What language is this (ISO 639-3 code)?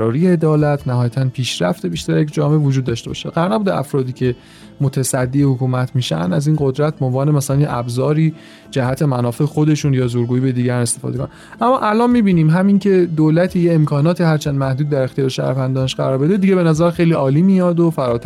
fas